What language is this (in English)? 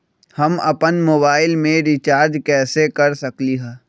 Magahi